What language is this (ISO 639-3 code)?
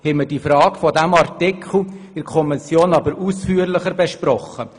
gsw